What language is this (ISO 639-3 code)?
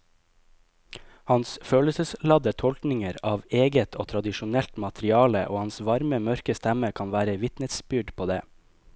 nor